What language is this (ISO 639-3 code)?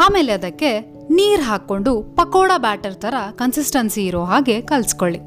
kan